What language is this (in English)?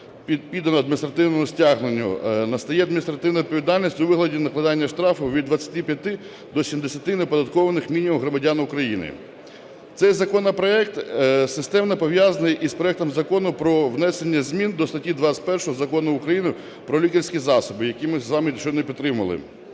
Ukrainian